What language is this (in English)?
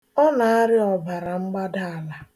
Igbo